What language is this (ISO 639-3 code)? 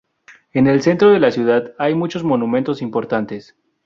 spa